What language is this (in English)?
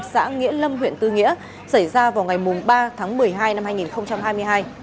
Vietnamese